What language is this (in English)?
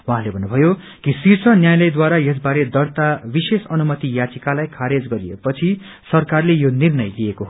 Nepali